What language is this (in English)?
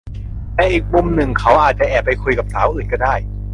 Thai